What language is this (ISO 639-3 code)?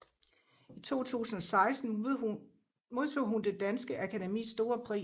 dan